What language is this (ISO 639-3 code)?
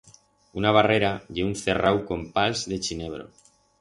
arg